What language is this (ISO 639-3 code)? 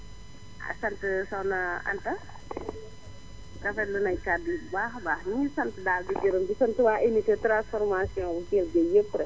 wol